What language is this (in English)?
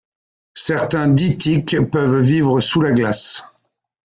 French